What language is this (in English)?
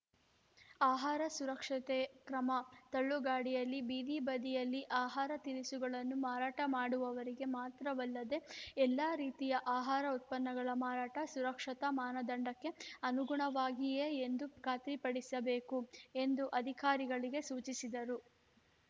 Kannada